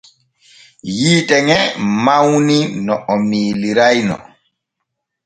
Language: Borgu Fulfulde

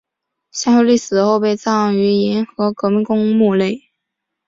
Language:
Chinese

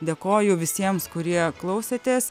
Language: Lithuanian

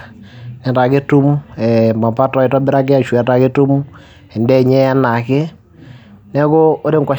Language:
Masai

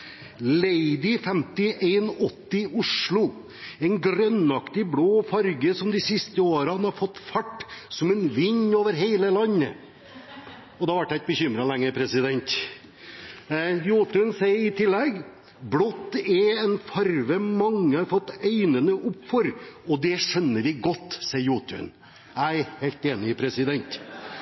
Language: Norwegian Bokmål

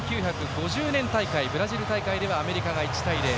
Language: Japanese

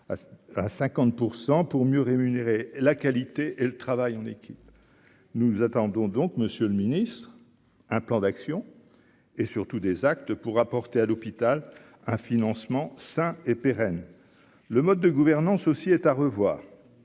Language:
French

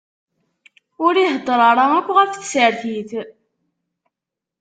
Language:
Kabyle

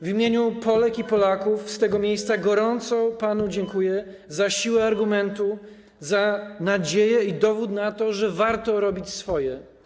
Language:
Polish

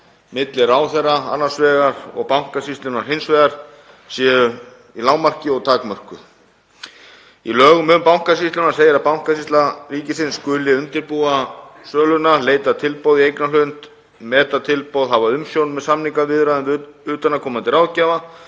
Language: Icelandic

